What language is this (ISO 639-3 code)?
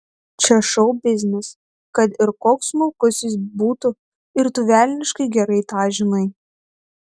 lit